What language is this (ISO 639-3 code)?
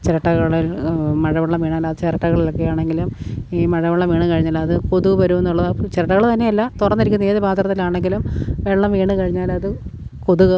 mal